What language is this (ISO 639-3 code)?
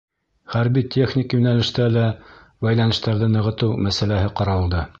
bak